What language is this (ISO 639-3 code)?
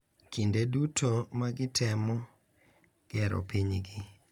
luo